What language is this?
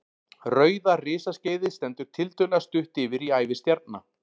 Icelandic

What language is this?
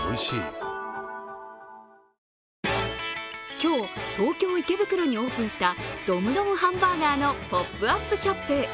Japanese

